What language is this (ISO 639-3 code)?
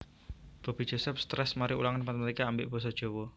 jav